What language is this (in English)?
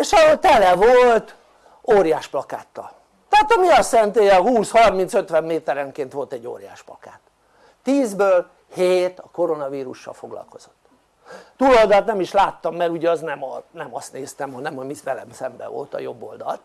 Hungarian